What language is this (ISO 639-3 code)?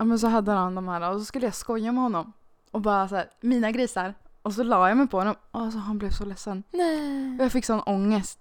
swe